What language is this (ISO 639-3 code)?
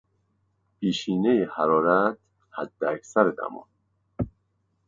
fas